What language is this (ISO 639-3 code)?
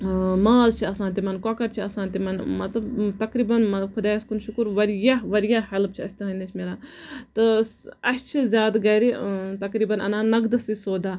kas